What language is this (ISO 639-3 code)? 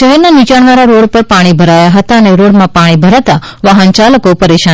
guj